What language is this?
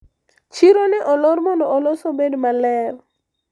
Luo (Kenya and Tanzania)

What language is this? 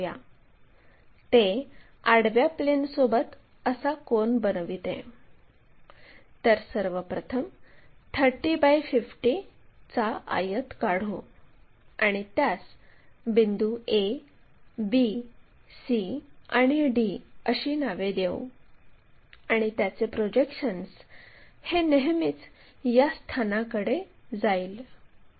Marathi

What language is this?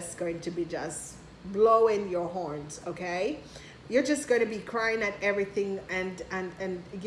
English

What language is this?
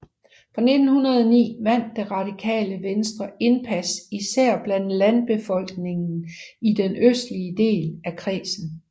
Danish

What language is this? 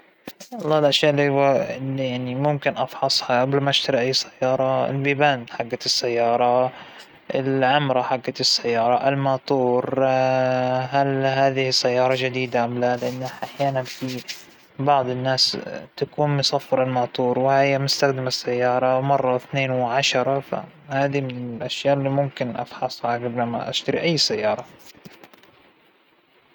Hijazi Arabic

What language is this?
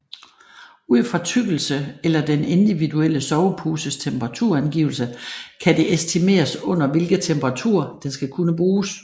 Danish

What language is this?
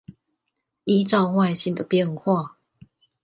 Chinese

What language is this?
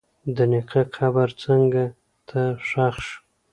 Pashto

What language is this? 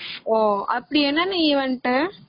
Tamil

